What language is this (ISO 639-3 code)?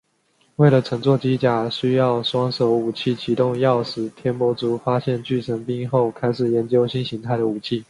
zho